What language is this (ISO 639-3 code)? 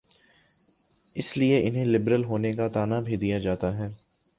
urd